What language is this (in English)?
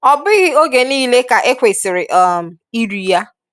Igbo